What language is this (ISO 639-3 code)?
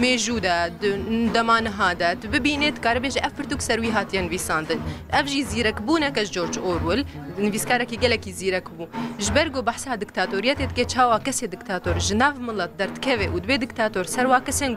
nld